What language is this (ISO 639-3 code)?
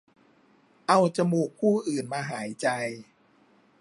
tha